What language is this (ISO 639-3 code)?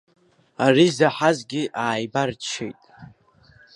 abk